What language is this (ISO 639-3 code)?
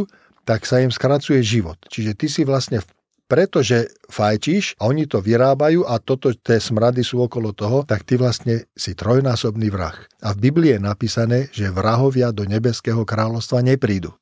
slk